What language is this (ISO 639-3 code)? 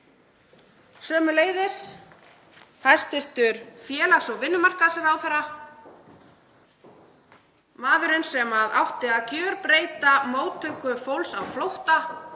isl